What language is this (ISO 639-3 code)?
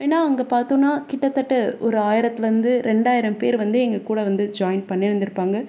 tam